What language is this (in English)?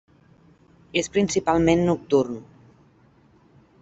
Catalan